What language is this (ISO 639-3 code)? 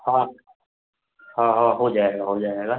hin